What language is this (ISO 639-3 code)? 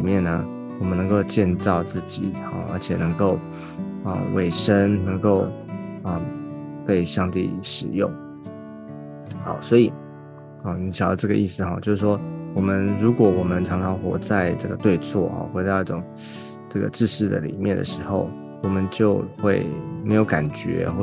zho